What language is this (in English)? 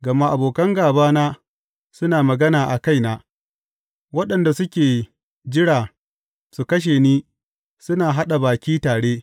Hausa